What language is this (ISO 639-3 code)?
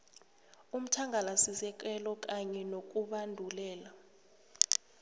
nbl